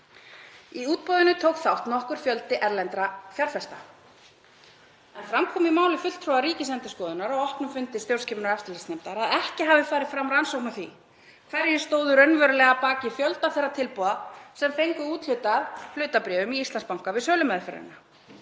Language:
Icelandic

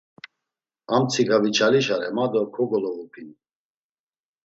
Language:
Laz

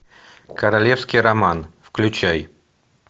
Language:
Russian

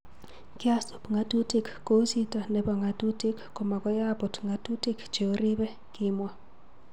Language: Kalenjin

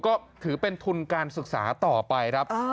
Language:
Thai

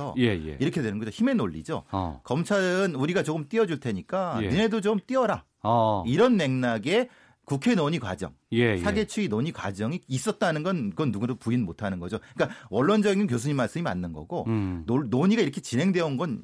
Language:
Korean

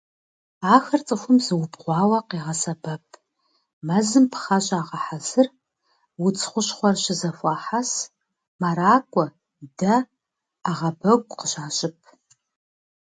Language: Kabardian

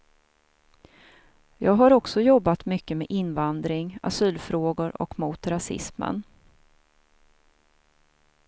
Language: Swedish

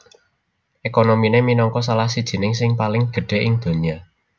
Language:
Javanese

